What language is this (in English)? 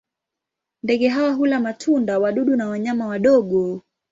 Swahili